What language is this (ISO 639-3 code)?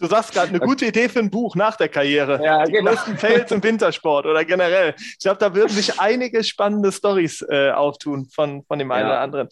deu